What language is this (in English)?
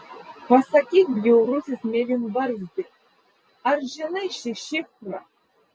Lithuanian